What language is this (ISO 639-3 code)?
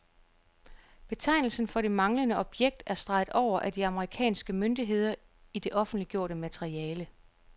dan